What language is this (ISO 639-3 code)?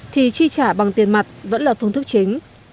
vie